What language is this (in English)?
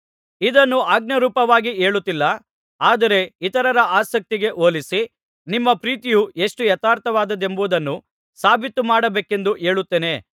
Kannada